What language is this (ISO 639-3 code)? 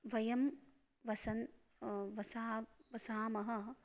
san